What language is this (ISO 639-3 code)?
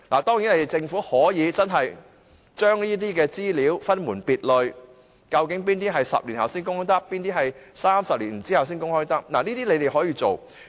yue